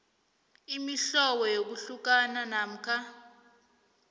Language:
South Ndebele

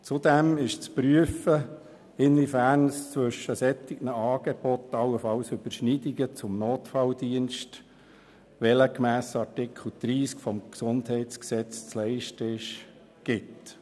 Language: Swiss German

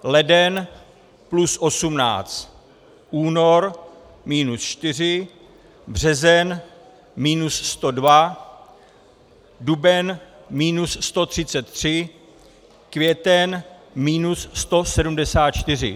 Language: Czech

